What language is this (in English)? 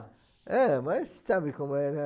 Portuguese